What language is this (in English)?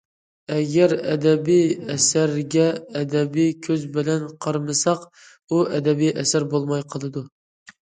Uyghur